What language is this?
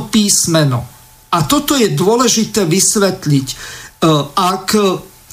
Slovak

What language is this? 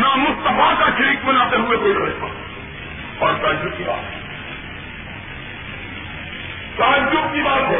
Urdu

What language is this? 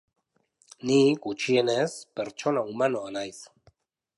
Basque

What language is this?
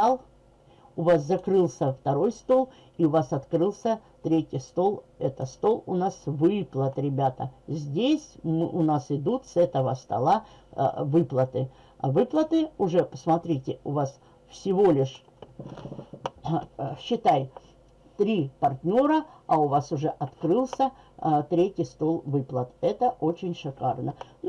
Russian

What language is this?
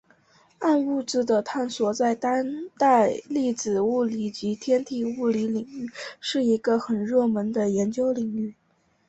Chinese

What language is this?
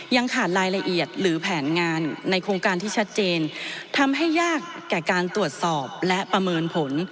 Thai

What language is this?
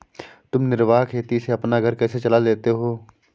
Hindi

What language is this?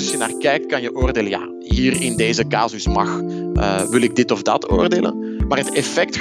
Dutch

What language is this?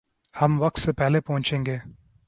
Urdu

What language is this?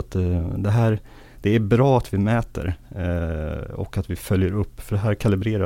Swedish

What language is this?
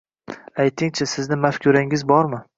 Uzbek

